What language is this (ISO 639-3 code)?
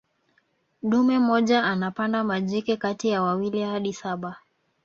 swa